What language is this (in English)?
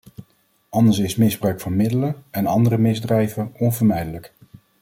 Dutch